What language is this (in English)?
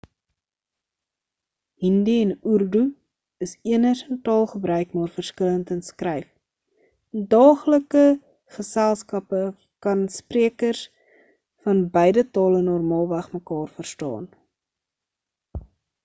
Afrikaans